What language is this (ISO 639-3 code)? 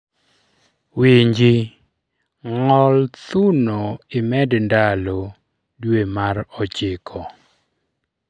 luo